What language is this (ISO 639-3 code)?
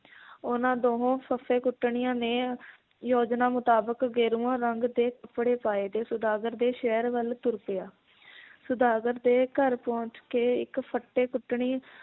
pan